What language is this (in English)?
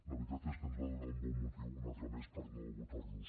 Catalan